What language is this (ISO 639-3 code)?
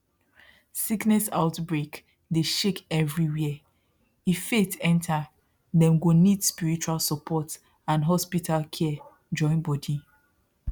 pcm